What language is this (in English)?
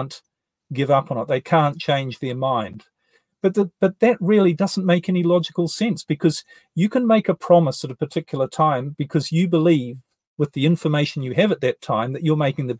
English